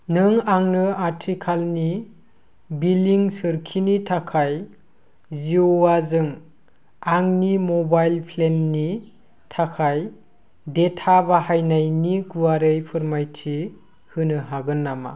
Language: Bodo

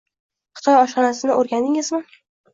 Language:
Uzbek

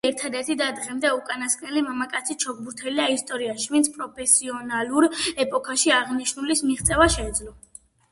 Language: Georgian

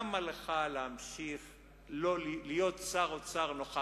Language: Hebrew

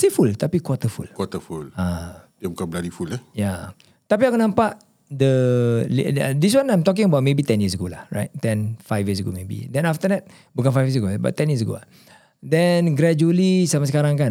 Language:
Malay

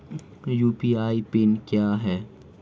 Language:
Hindi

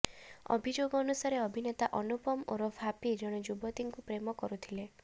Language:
Odia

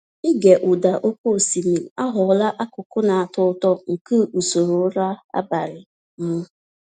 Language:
Igbo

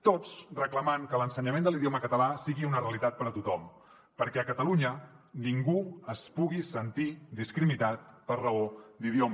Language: Catalan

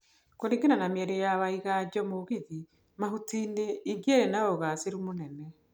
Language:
Kikuyu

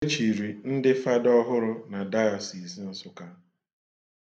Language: Igbo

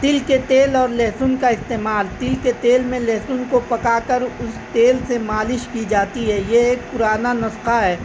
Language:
Urdu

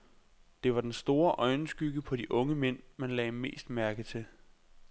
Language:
Danish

